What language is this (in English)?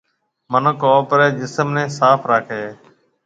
Marwari (Pakistan)